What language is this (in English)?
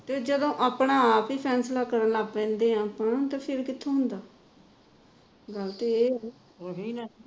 Punjabi